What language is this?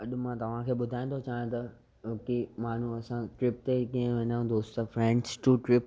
Sindhi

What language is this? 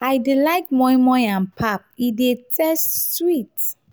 Nigerian Pidgin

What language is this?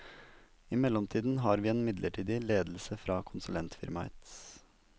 Norwegian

